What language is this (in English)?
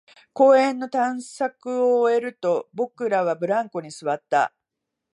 Japanese